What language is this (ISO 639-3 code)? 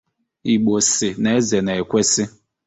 ibo